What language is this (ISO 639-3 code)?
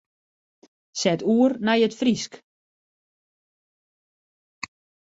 fry